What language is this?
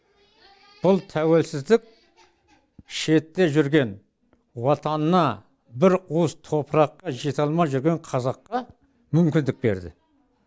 Kazakh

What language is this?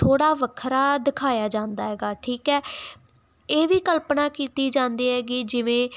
Punjabi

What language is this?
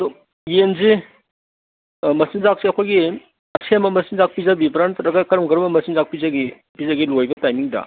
Manipuri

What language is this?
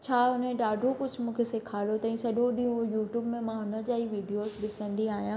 Sindhi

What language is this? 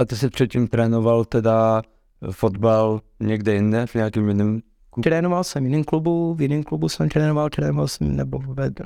Czech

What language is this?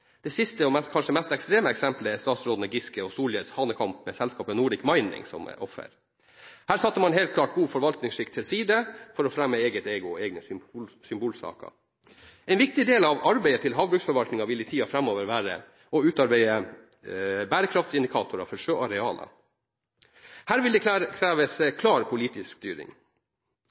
Norwegian Bokmål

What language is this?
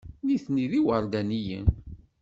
Kabyle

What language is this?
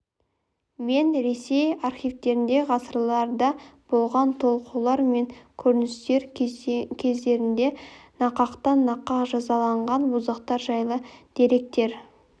Kazakh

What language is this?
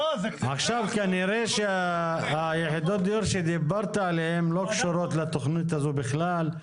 Hebrew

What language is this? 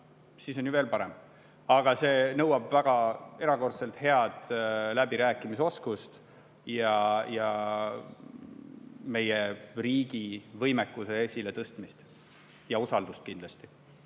Estonian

